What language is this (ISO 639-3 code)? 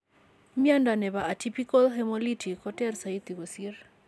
kln